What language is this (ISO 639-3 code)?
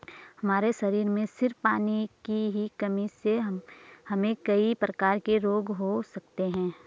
hin